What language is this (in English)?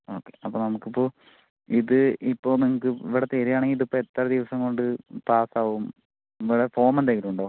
Malayalam